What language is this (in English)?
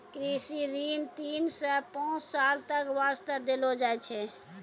Maithili